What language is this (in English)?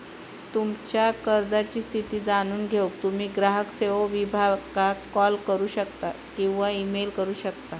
Marathi